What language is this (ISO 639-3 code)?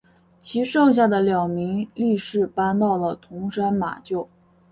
zho